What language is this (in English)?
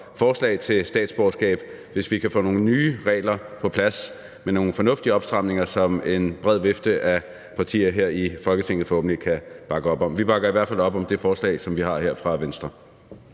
Danish